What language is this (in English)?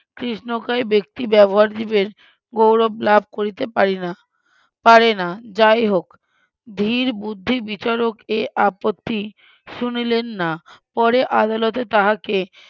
Bangla